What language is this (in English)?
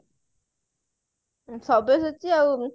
Odia